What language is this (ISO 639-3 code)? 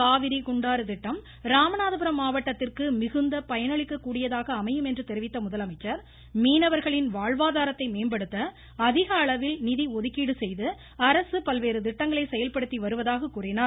tam